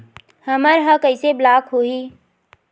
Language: Chhattisgarhi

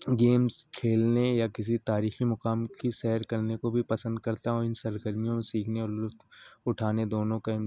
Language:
Urdu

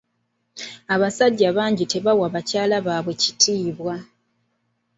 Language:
Ganda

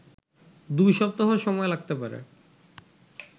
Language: Bangla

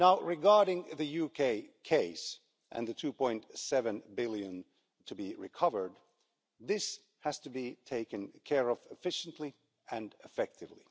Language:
English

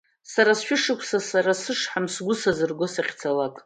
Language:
Abkhazian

